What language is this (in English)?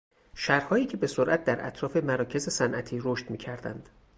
Persian